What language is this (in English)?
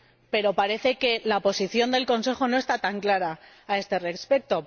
Spanish